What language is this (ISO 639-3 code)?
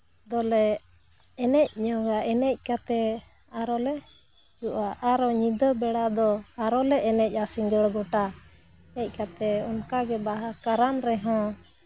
sat